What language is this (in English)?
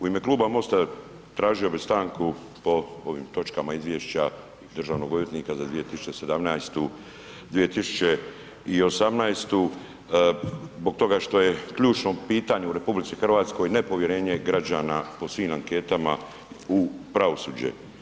Croatian